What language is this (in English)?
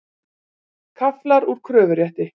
Icelandic